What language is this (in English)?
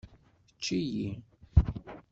Kabyle